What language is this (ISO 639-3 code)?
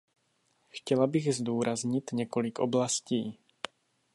ces